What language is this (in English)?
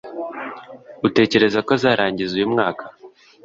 Kinyarwanda